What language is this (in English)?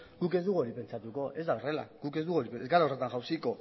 Basque